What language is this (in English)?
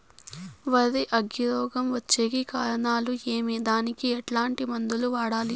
Telugu